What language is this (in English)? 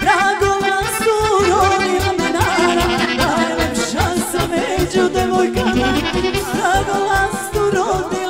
Romanian